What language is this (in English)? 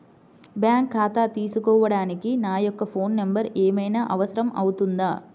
Telugu